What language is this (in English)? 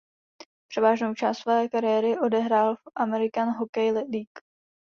Czech